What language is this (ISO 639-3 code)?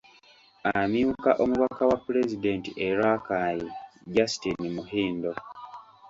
lug